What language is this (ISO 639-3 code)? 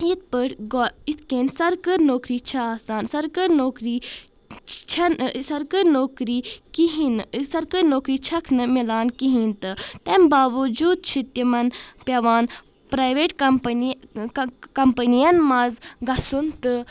kas